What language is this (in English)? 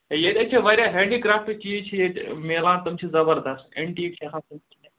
Kashmiri